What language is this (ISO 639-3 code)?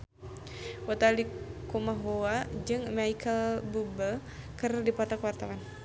sun